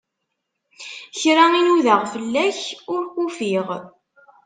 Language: Kabyle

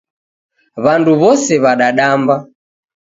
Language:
Taita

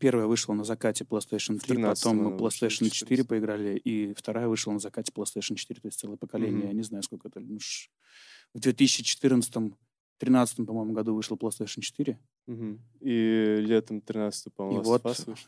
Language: Russian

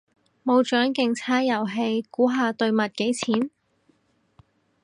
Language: Cantonese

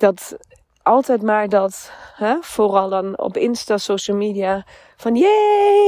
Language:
Dutch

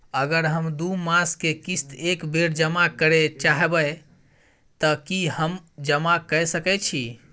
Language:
Maithili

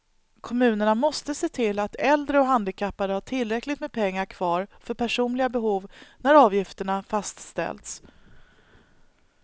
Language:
Swedish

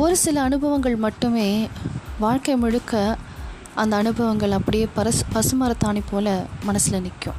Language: Tamil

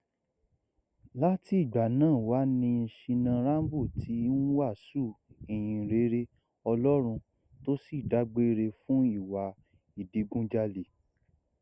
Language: Yoruba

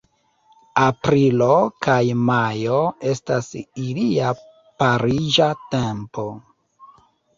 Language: Esperanto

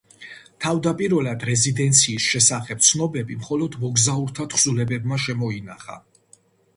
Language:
Georgian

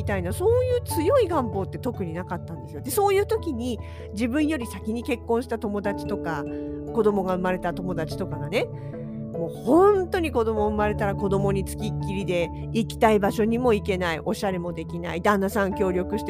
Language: Japanese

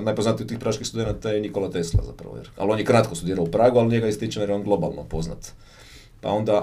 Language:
Croatian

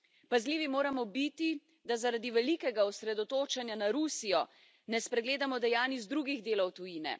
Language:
Slovenian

